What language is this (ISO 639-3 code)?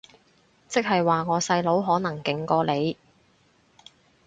yue